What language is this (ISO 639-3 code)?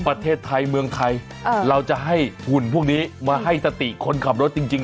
tha